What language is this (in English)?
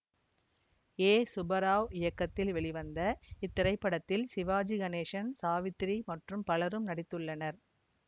Tamil